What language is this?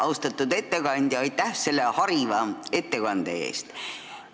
Estonian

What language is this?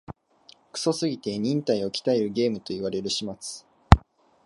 Japanese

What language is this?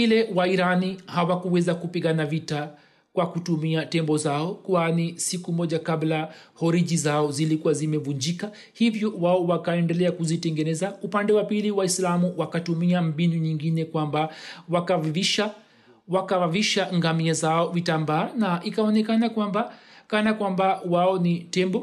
Swahili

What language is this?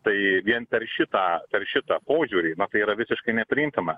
Lithuanian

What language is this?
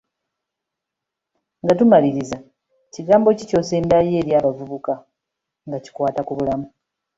Ganda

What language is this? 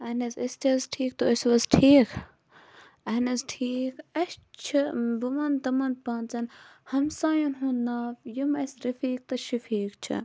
Kashmiri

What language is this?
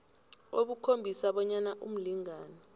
South Ndebele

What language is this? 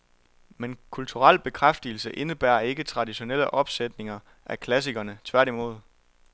Danish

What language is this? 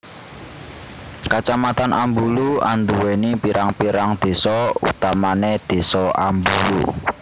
Javanese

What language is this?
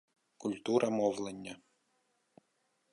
Ukrainian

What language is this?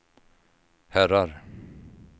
Swedish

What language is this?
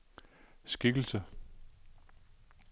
Danish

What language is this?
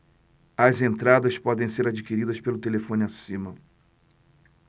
Portuguese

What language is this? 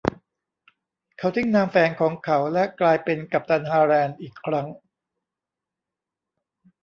Thai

